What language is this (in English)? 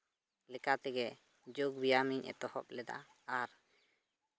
Santali